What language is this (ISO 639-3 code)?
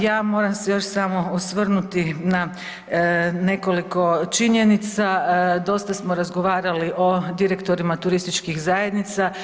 hrv